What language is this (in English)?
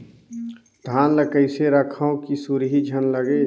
Chhattisgarhi